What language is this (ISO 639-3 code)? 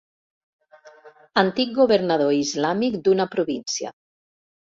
cat